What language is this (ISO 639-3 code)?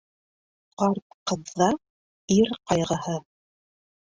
bak